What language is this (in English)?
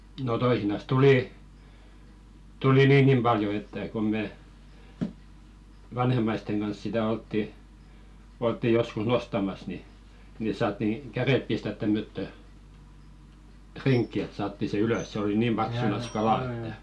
Finnish